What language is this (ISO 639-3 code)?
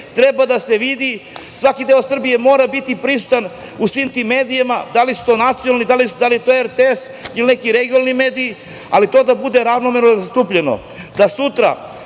srp